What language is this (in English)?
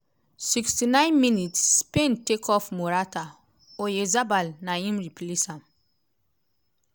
Nigerian Pidgin